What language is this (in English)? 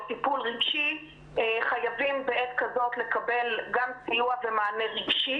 Hebrew